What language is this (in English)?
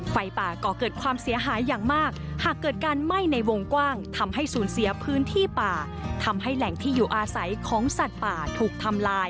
Thai